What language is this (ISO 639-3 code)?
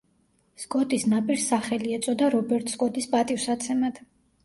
kat